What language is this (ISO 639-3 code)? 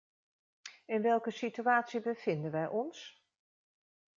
nld